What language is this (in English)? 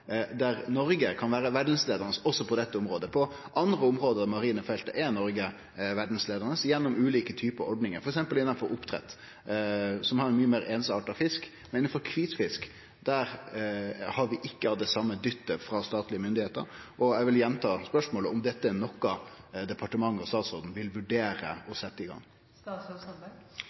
Norwegian Nynorsk